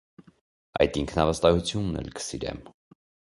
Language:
Armenian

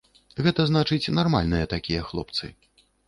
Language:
Belarusian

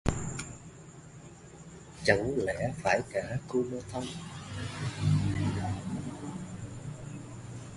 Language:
Vietnamese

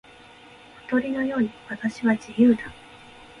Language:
Japanese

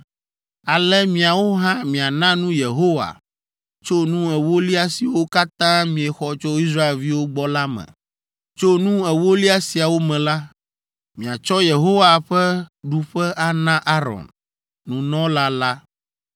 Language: Ewe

